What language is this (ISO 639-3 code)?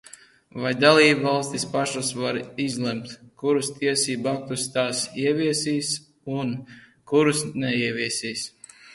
lav